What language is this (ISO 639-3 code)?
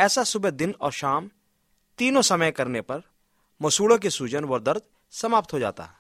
hin